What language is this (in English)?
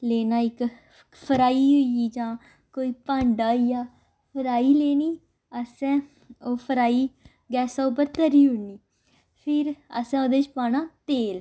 Dogri